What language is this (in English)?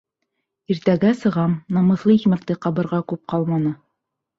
Bashkir